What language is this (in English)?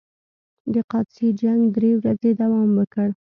Pashto